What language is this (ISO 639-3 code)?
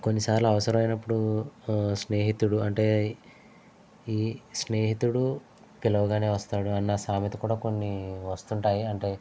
tel